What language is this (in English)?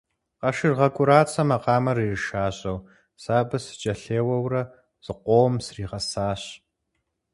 Kabardian